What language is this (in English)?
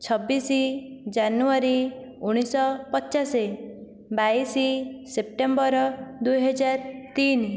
Odia